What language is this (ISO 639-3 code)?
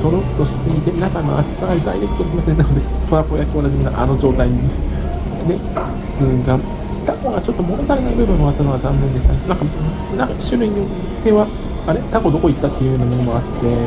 jpn